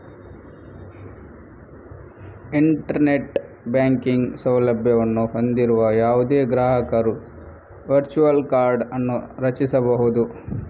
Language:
Kannada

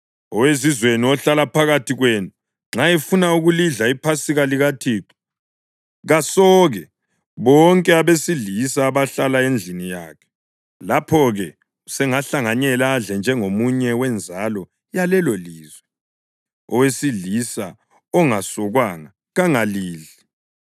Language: North Ndebele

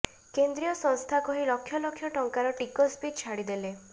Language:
Odia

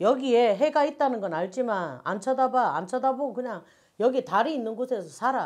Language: Korean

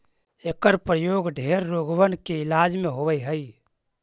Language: Magahi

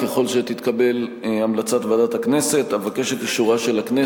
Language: Hebrew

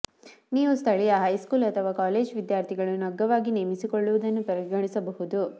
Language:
Kannada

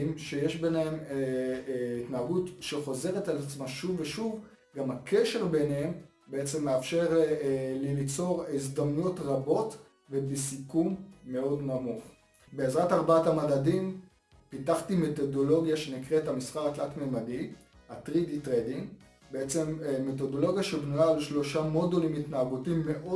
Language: Hebrew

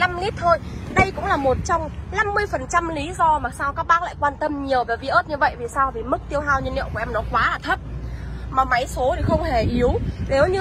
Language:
Vietnamese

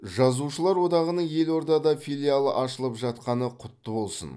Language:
Kazakh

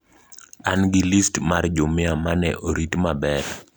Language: Luo (Kenya and Tanzania)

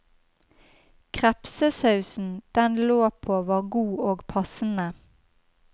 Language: Norwegian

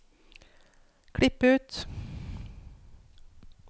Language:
Norwegian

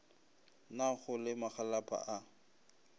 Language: Northern Sotho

